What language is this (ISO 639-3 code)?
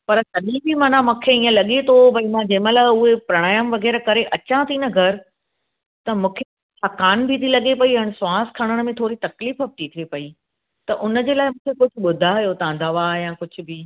snd